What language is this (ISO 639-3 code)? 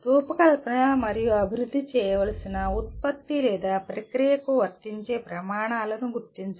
tel